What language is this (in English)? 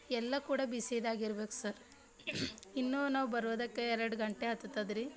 Kannada